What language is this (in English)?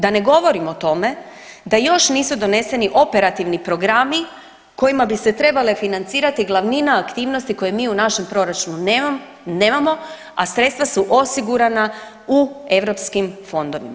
Croatian